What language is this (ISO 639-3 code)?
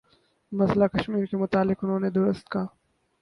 urd